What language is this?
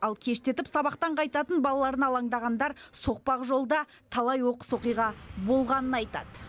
Kazakh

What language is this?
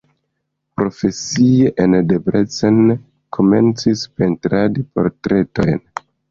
Esperanto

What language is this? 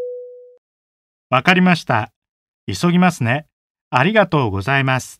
Japanese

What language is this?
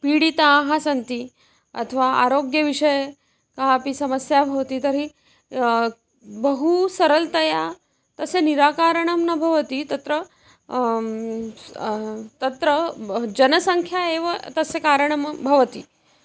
Sanskrit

